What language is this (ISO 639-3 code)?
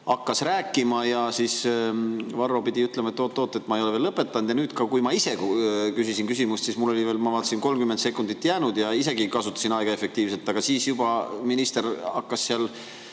est